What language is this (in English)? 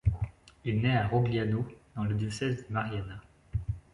French